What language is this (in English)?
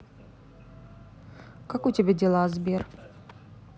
Russian